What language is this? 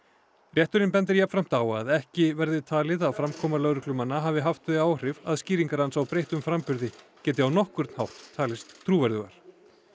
Icelandic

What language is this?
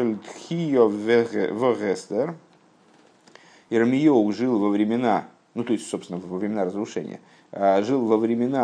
Russian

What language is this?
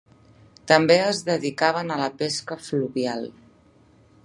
Catalan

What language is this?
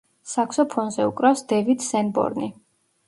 Georgian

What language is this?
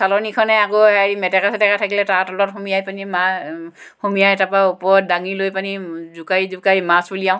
Assamese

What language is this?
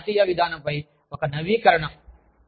Telugu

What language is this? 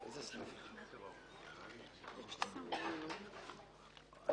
Hebrew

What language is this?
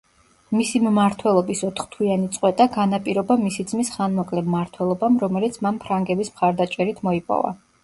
Georgian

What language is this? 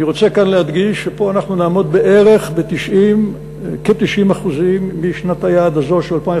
Hebrew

